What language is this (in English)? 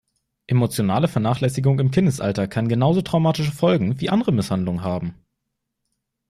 German